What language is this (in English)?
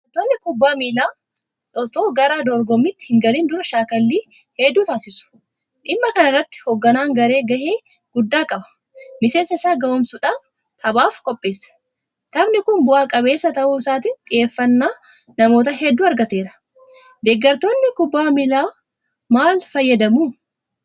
Oromo